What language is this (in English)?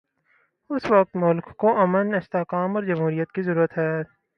Urdu